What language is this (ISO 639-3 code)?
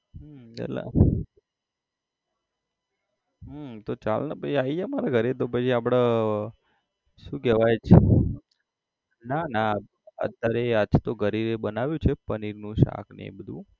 guj